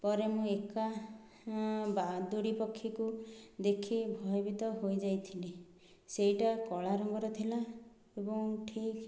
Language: Odia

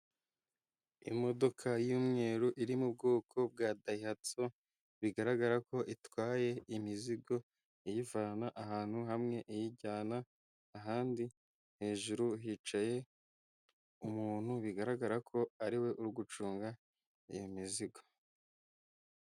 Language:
Kinyarwanda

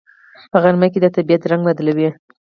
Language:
Pashto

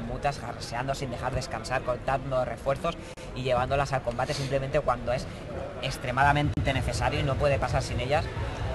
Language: Spanish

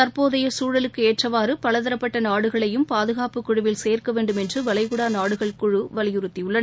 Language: Tamil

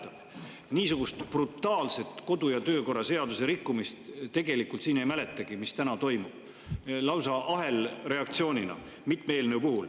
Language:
Estonian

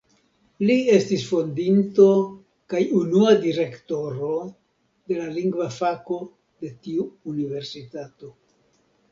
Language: Esperanto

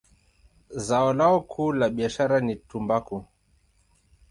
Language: Swahili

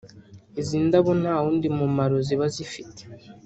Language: Kinyarwanda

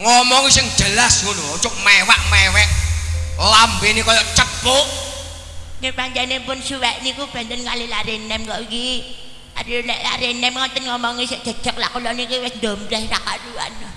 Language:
Indonesian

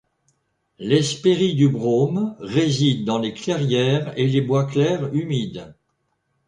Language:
French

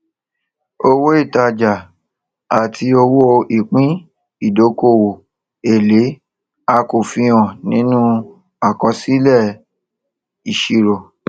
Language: Yoruba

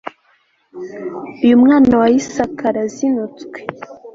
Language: Kinyarwanda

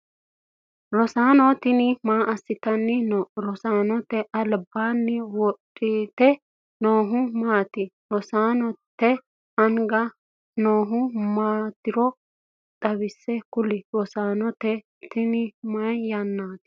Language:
Sidamo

